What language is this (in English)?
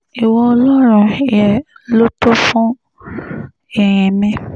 Yoruba